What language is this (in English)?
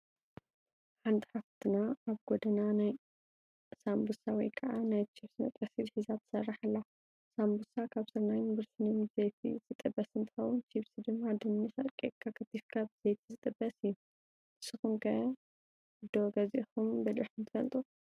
Tigrinya